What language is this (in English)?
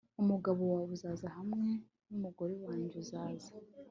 Kinyarwanda